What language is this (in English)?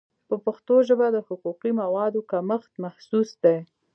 Pashto